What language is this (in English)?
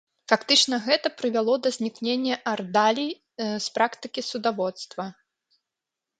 Belarusian